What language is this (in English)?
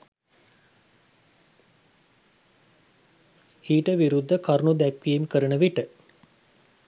Sinhala